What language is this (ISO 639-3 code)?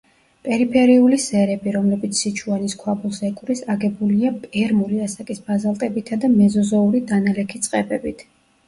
kat